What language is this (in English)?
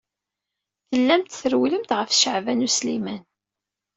Kabyle